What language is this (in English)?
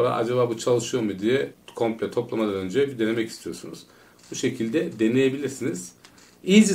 Turkish